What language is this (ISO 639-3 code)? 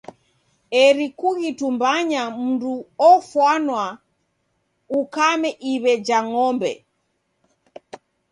dav